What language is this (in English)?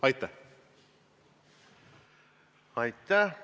Estonian